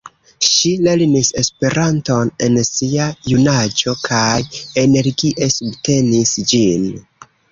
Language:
Esperanto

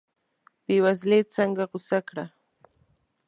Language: Pashto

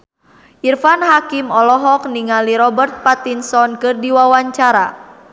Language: Sundanese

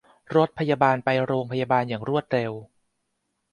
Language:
Thai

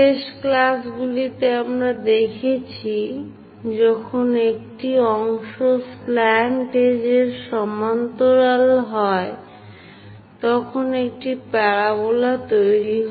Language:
Bangla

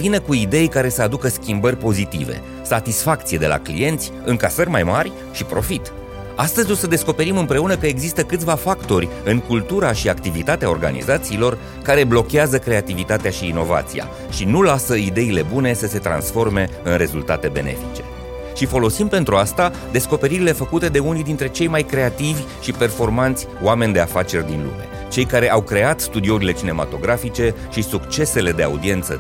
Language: Romanian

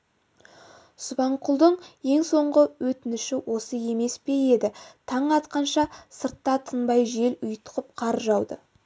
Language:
Kazakh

